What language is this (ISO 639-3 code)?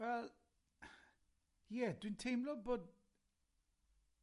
cym